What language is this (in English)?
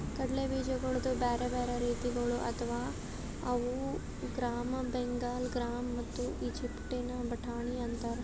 Kannada